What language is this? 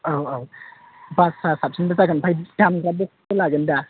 Bodo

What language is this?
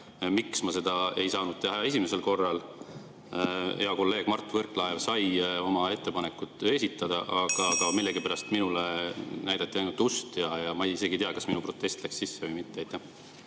Estonian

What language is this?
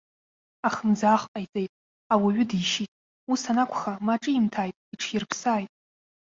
Abkhazian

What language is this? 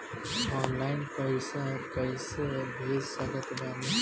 Bhojpuri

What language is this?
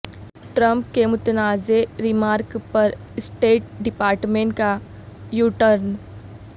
Urdu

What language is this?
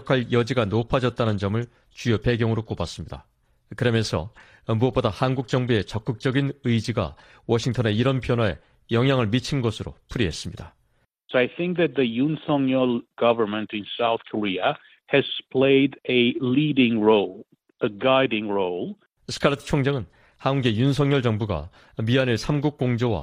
Korean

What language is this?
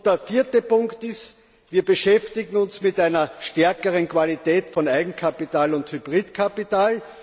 German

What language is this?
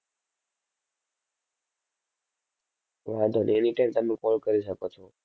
Gujarati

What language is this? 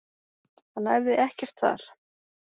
Icelandic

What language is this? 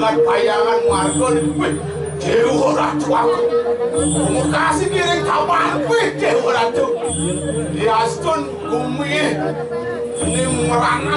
Indonesian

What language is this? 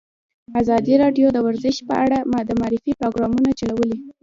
Pashto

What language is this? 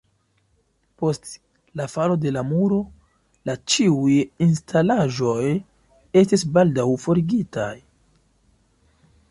Esperanto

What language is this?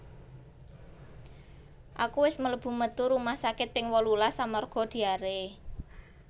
Javanese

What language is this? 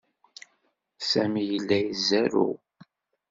Kabyle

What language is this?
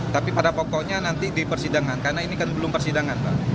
Indonesian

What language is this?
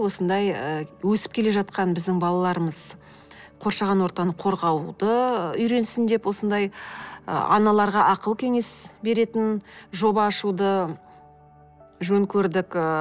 Kazakh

